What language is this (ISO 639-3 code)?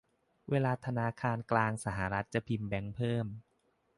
tha